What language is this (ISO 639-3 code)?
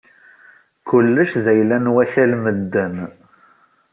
kab